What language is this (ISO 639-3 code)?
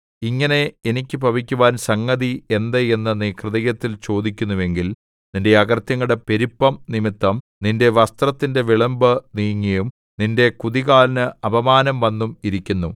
mal